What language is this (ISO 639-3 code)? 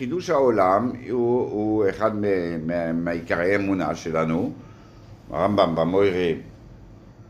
heb